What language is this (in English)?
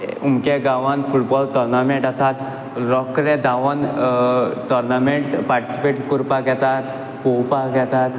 Konkani